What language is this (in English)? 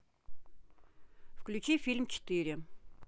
Russian